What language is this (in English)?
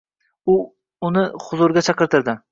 Uzbek